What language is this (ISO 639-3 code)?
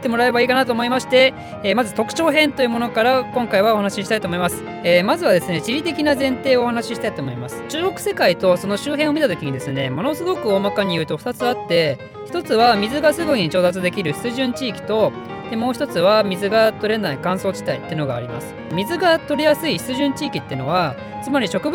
jpn